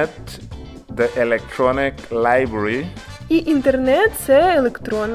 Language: Ukrainian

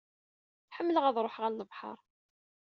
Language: Kabyle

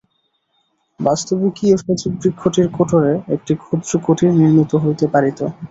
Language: Bangla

